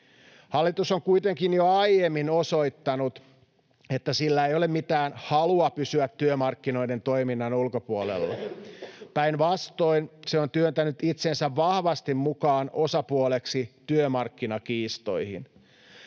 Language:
Finnish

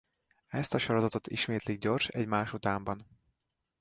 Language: Hungarian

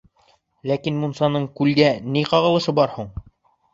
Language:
Bashkir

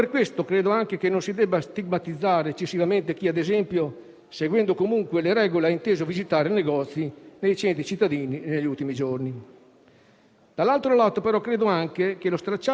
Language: Italian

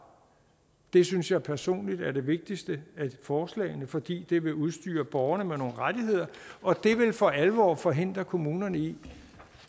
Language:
Danish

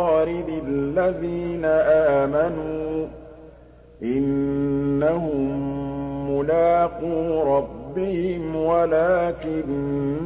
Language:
Arabic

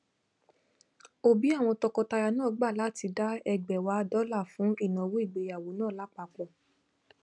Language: Yoruba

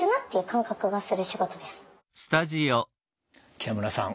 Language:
Japanese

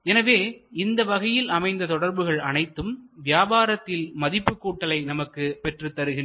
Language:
Tamil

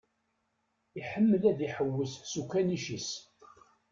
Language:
Kabyle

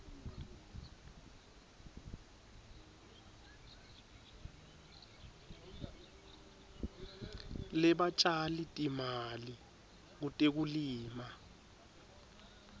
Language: Swati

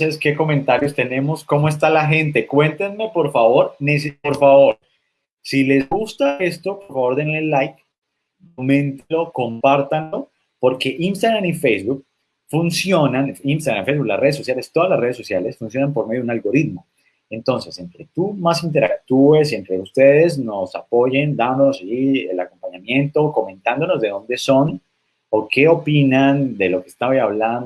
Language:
Spanish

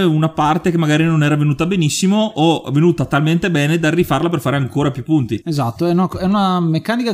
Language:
Italian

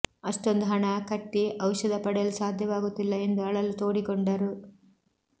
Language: Kannada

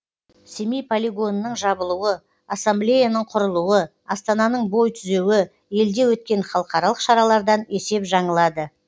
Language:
Kazakh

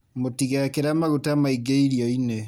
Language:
Kikuyu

